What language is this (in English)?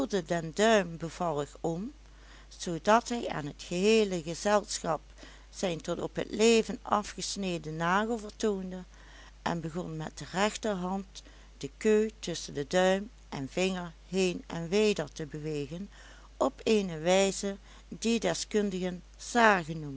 Dutch